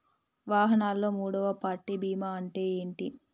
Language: Telugu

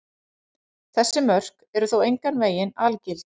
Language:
Icelandic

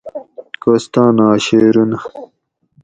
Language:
Gawri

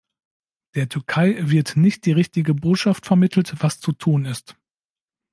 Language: German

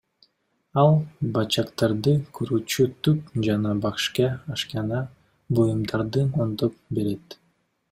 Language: Kyrgyz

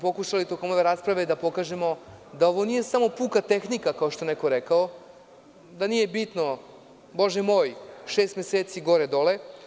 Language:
Serbian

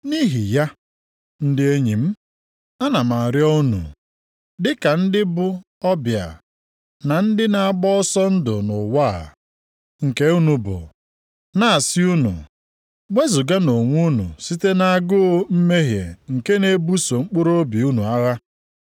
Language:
Igbo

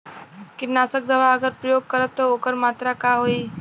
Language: Bhojpuri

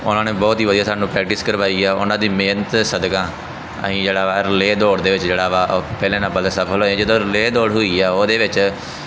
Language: Punjabi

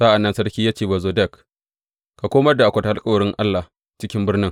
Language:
Hausa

